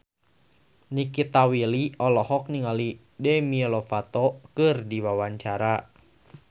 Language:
Sundanese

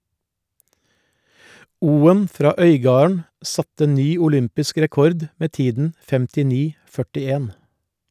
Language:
Norwegian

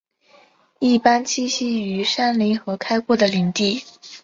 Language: Chinese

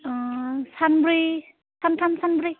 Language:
Bodo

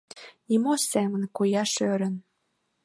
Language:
Mari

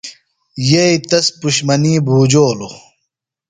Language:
Phalura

